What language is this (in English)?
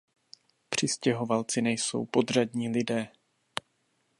Czech